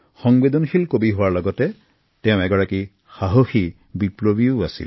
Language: Assamese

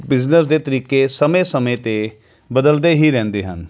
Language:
Punjabi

